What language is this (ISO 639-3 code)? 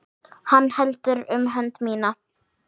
isl